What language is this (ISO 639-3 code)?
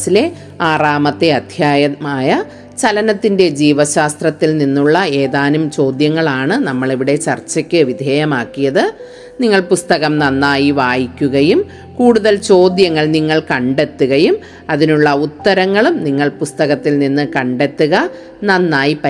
mal